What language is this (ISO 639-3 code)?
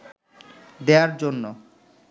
ben